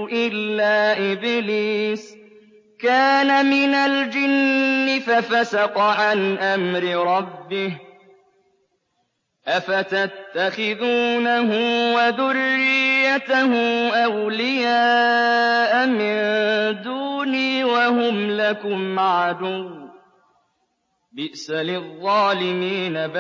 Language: Arabic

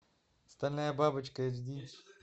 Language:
Russian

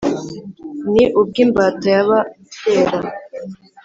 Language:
Kinyarwanda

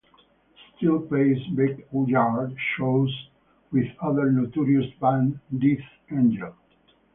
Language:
English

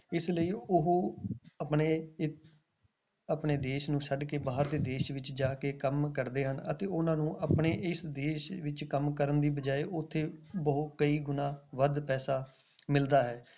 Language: Punjabi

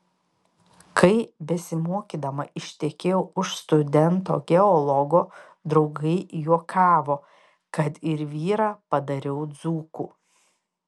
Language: Lithuanian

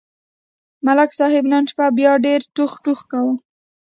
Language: Pashto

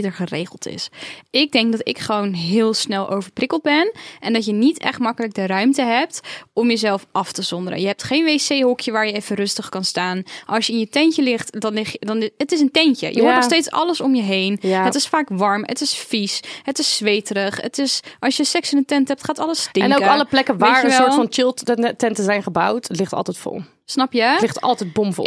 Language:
Dutch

